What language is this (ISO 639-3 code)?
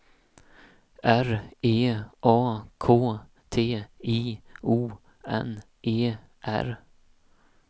swe